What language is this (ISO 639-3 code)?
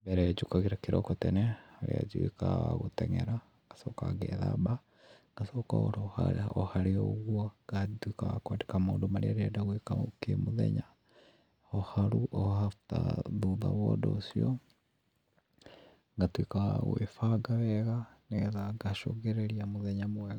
kik